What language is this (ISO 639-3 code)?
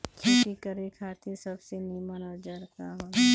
bho